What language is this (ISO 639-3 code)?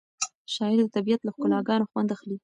pus